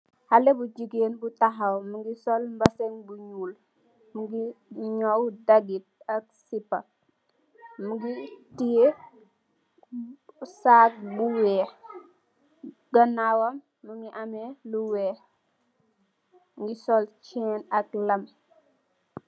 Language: Wolof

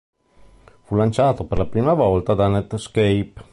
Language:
Italian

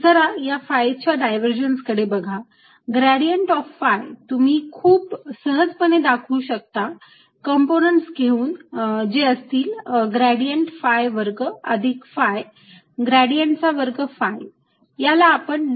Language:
Marathi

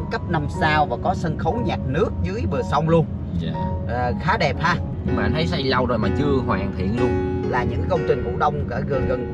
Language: Vietnamese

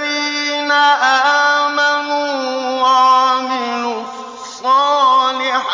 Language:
Arabic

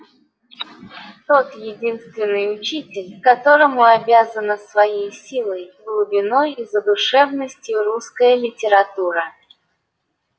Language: Russian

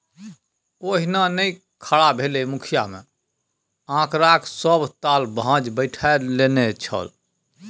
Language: Maithili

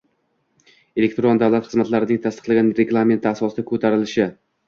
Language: Uzbek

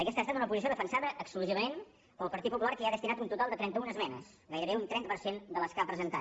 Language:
Catalan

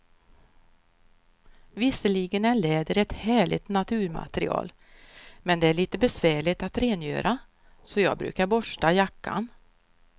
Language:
Swedish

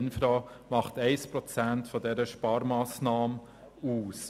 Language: Swiss German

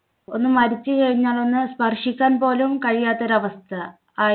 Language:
Malayalam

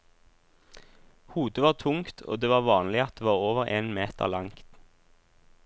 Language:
Norwegian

